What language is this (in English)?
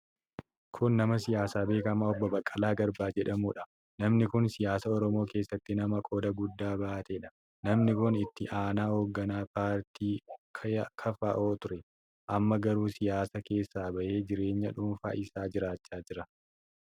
Oromo